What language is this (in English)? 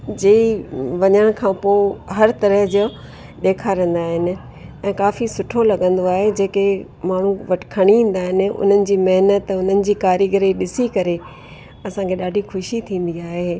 Sindhi